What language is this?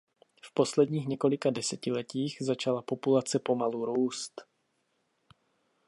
Czech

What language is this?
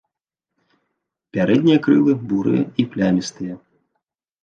Belarusian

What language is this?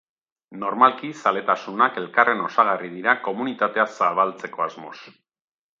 Basque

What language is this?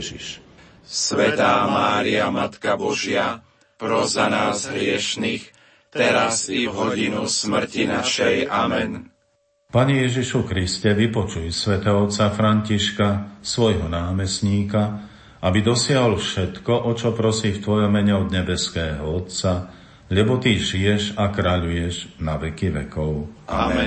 Slovak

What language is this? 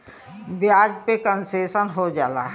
Bhojpuri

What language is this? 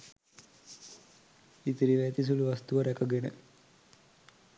Sinhala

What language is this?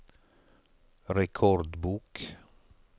Norwegian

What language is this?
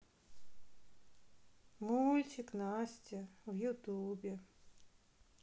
Russian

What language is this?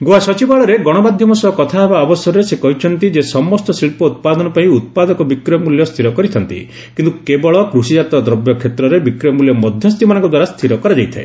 Odia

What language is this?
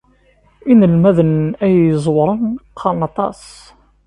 Kabyle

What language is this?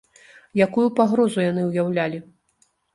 Belarusian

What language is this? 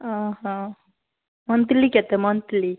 Odia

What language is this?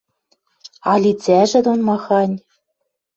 Western Mari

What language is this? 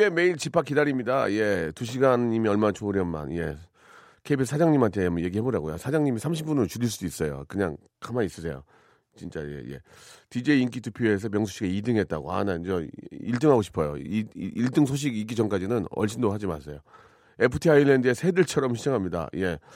Korean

